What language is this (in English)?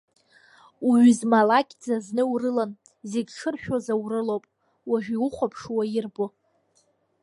Abkhazian